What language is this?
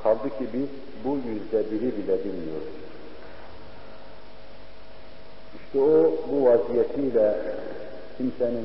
Turkish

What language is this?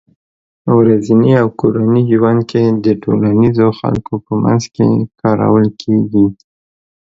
Pashto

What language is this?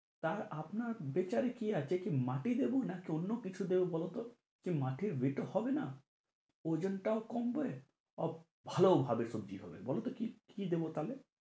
Bangla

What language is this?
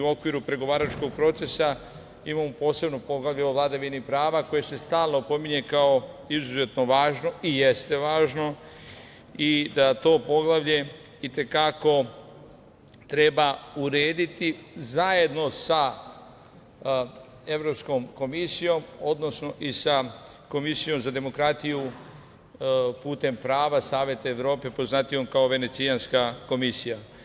Serbian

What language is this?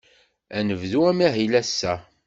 Kabyle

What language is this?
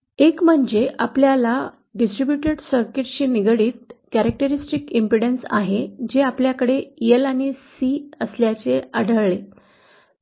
Marathi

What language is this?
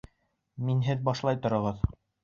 Bashkir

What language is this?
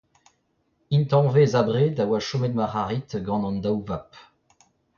Breton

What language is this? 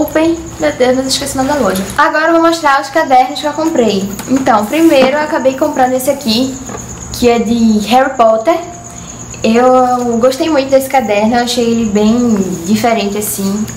Portuguese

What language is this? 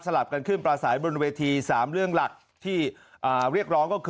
Thai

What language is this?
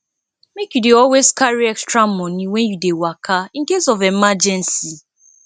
Nigerian Pidgin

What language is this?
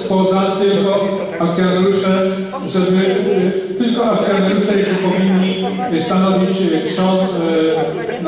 Polish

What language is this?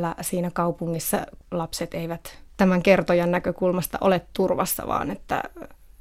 Finnish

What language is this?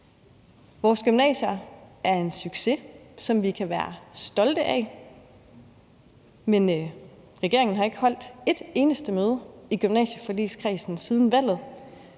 Danish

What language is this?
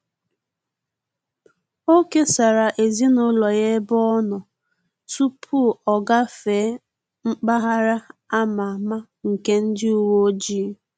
Igbo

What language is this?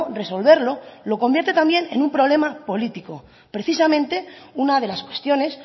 Spanish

